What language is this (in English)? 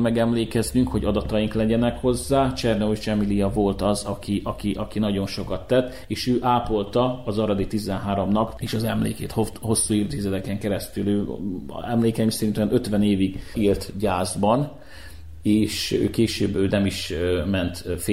Hungarian